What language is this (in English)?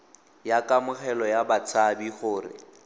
Tswana